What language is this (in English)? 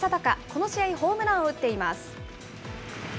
Japanese